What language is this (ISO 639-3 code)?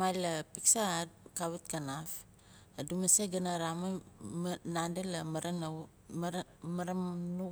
nal